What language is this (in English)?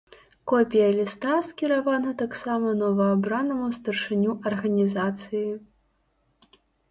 Belarusian